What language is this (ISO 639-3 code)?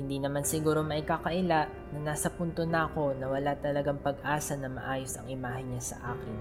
fil